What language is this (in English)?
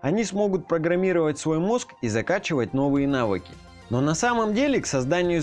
Russian